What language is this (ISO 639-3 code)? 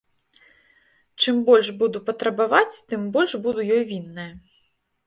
bel